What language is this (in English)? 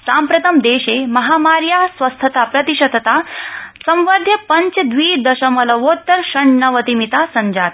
Sanskrit